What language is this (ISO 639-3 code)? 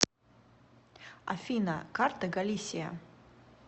rus